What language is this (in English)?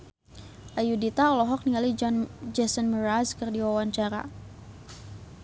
Sundanese